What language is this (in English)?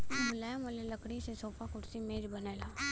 Bhojpuri